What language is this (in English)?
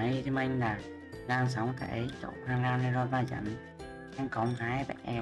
Vietnamese